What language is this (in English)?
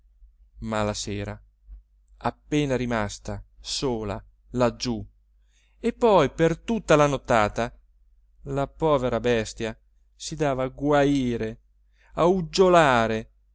Italian